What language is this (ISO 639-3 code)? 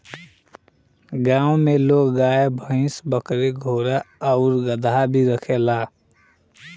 bho